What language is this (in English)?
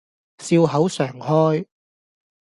Cantonese